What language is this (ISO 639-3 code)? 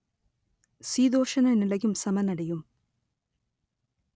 tam